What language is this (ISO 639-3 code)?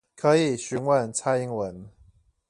zho